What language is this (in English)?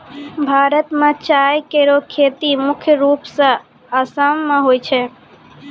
Maithili